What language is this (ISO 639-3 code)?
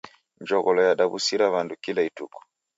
dav